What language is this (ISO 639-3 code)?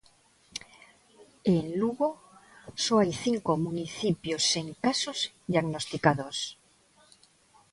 glg